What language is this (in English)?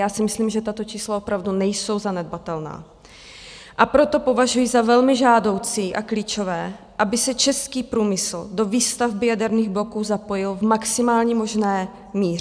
Czech